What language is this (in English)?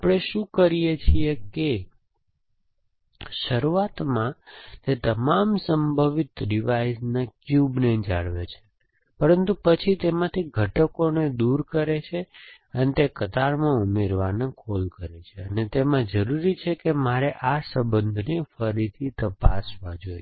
Gujarati